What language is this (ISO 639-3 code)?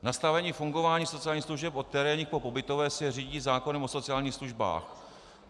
ces